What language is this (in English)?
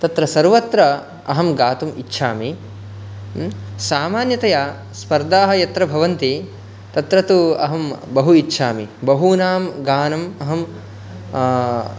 Sanskrit